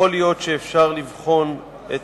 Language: Hebrew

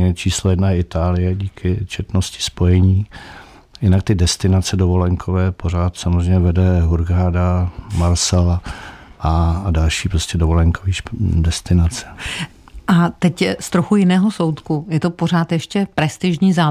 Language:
Czech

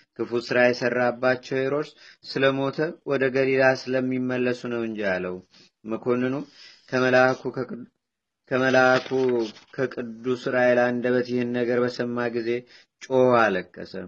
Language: Amharic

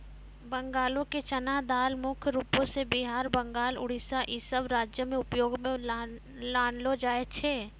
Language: Maithili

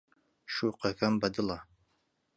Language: Central Kurdish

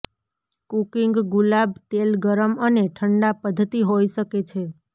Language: Gujarati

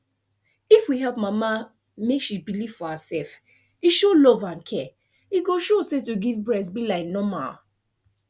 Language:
Nigerian Pidgin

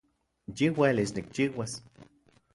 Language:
Central Puebla Nahuatl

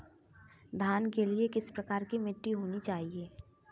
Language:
Hindi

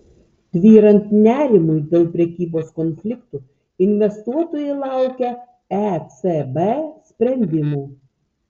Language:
Lithuanian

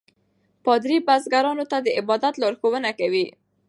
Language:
Pashto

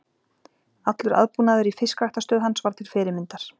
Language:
Icelandic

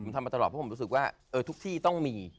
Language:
Thai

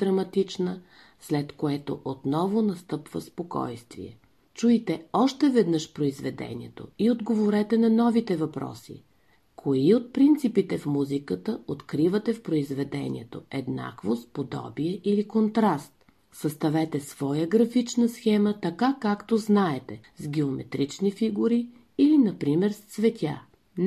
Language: Bulgarian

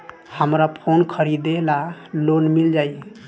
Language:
Bhojpuri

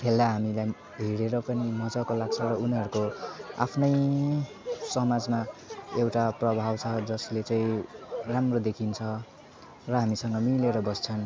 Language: Nepali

